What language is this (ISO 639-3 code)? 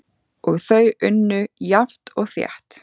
isl